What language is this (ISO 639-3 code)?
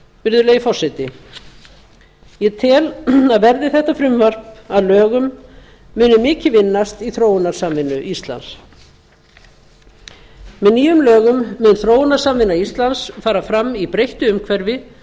isl